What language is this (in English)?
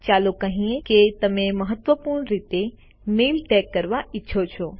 Gujarati